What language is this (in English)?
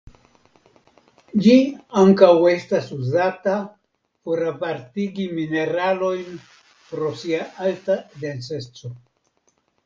Esperanto